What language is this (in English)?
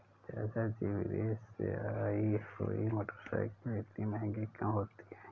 Hindi